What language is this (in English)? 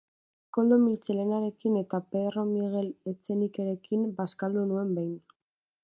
Basque